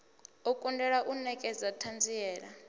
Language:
Venda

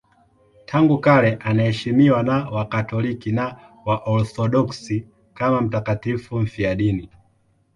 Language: Swahili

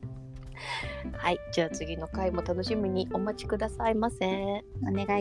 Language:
Japanese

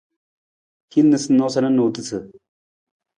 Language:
Nawdm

